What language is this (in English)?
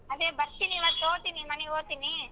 Kannada